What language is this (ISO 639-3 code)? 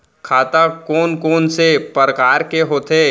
hne